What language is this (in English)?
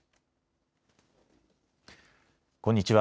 Japanese